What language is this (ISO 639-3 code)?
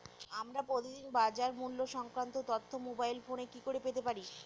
ben